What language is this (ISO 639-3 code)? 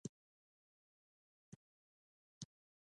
pus